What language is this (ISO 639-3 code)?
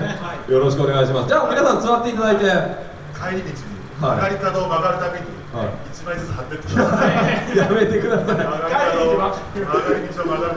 jpn